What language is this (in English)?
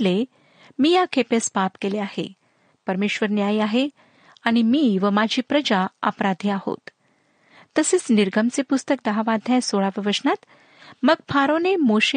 Marathi